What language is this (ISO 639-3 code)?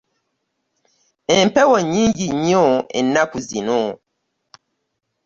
lug